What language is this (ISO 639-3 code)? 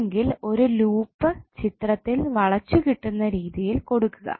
mal